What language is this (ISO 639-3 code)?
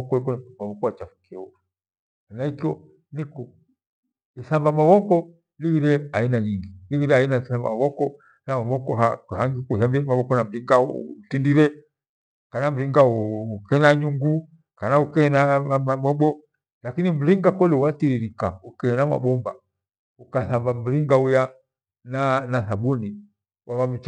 gwe